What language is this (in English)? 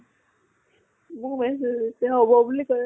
Assamese